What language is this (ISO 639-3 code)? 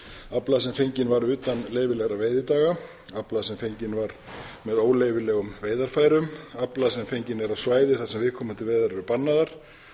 isl